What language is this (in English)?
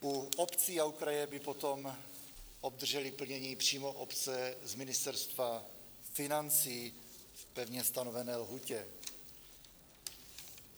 Czech